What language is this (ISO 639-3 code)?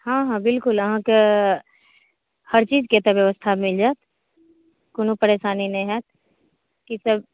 mai